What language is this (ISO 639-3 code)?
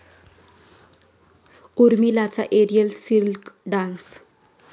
mar